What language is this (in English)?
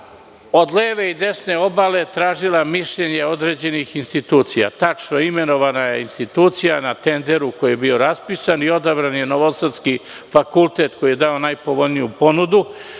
Serbian